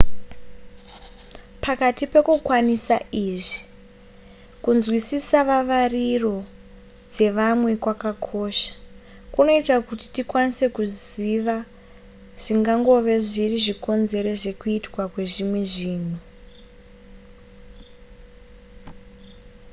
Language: Shona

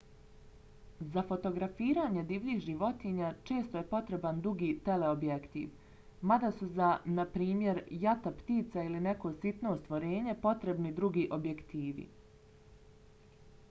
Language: Bosnian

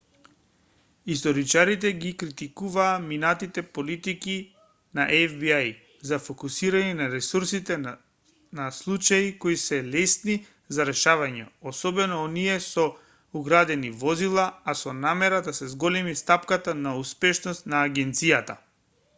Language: Macedonian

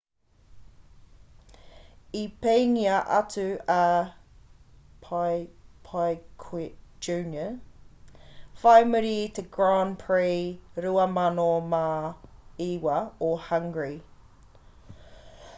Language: Māori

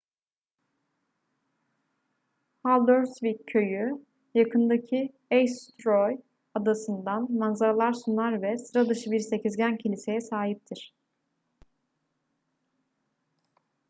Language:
Turkish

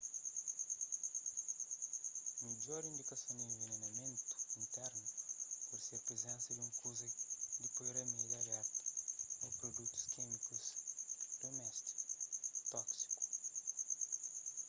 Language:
Kabuverdianu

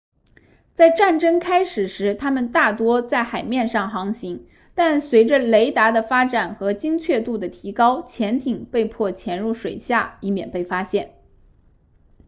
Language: Chinese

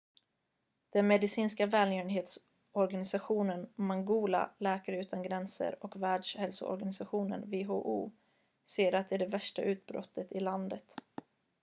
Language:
Swedish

